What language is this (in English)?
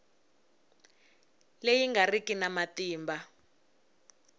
Tsonga